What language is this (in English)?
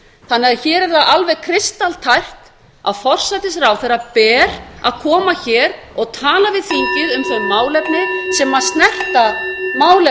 Icelandic